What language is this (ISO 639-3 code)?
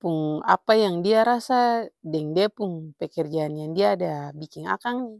abs